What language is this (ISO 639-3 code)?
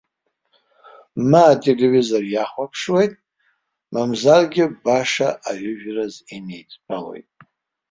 abk